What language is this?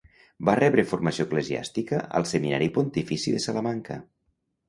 Catalan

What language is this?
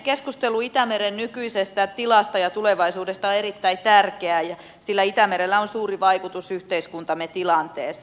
Finnish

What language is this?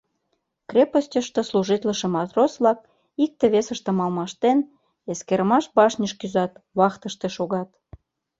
Mari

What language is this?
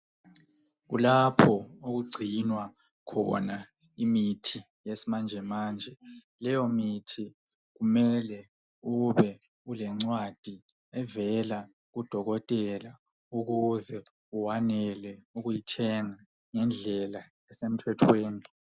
North Ndebele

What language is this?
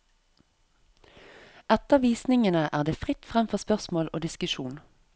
Norwegian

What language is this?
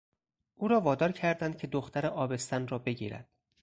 Persian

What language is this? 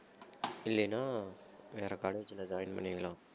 Tamil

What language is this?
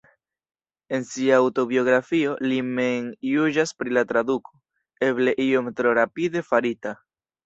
Esperanto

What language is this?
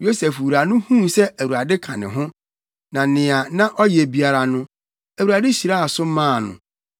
Akan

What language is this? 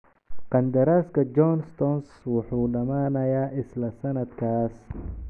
Somali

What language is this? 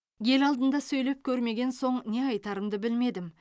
Kazakh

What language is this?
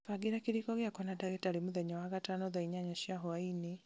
Kikuyu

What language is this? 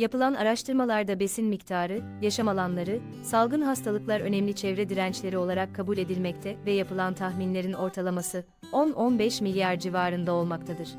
Turkish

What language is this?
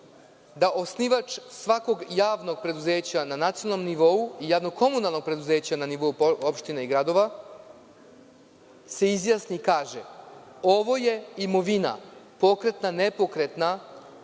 Serbian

